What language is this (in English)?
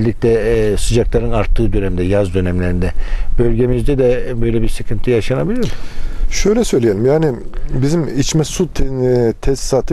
Turkish